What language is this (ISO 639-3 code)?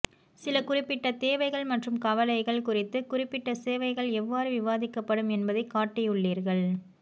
tam